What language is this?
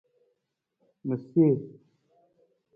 Nawdm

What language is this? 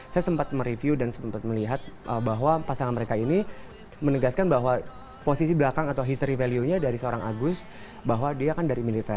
Indonesian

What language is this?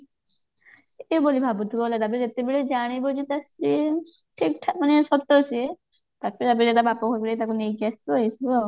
Odia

